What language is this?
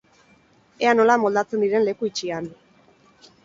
Basque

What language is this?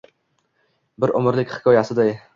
Uzbek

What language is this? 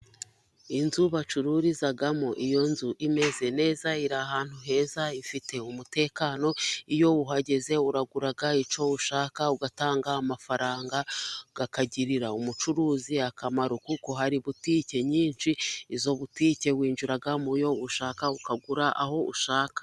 Kinyarwanda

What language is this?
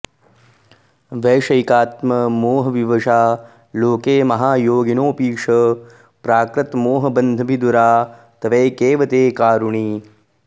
Sanskrit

